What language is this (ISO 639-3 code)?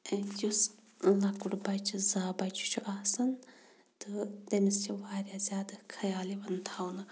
kas